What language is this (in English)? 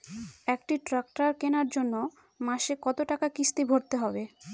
Bangla